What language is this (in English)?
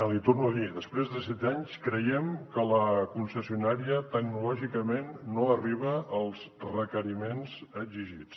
Catalan